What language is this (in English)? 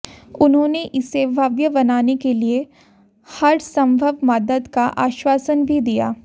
Hindi